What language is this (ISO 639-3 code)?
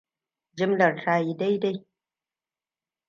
hau